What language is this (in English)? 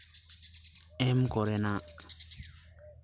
Santali